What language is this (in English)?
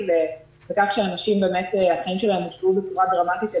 Hebrew